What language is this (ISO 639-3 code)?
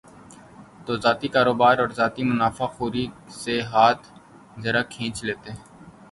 urd